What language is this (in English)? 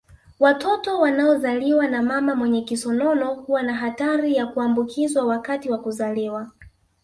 Swahili